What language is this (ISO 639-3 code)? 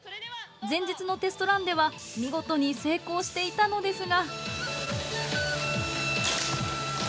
jpn